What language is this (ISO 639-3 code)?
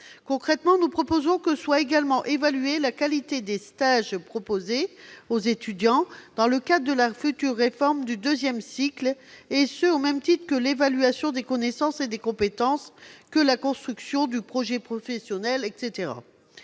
fra